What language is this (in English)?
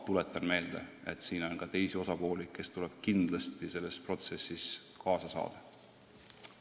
Estonian